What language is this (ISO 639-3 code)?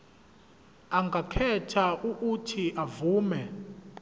zul